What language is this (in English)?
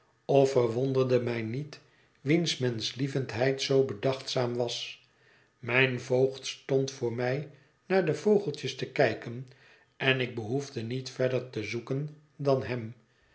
Dutch